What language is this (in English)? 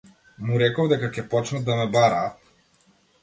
Macedonian